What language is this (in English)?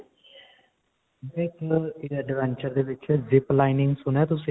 Punjabi